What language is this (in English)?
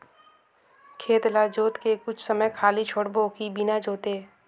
Chhattisgarhi